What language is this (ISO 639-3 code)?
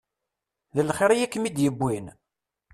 kab